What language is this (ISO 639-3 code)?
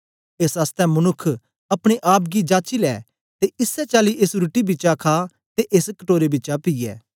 doi